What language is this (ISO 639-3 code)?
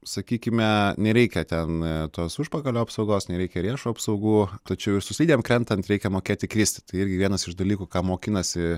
lit